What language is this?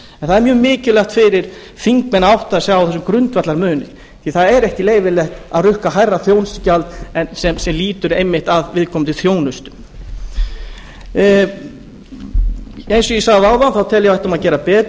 Icelandic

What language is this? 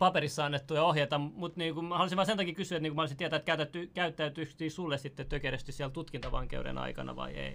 Finnish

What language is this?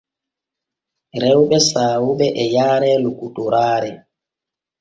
Borgu Fulfulde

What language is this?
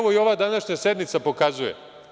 Serbian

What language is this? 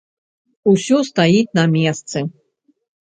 Belarusian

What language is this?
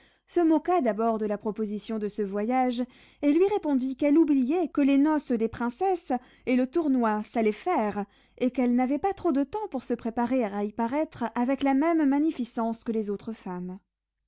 French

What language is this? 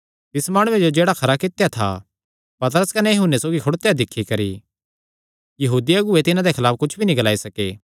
Kangri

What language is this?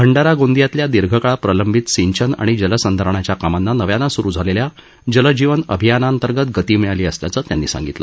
Marathi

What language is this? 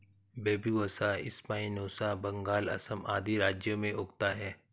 Hindi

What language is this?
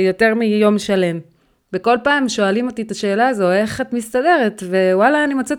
Hebrew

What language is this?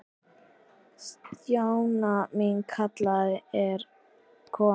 Icelandic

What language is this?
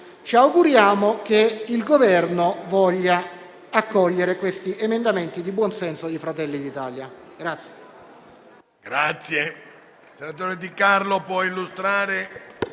Italian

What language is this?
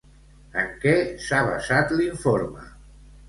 Catalan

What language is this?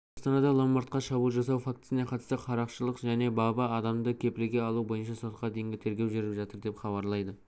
Kazakh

